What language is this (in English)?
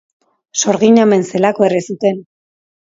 Basque